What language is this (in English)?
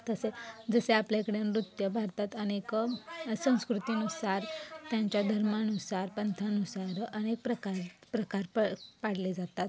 Marathi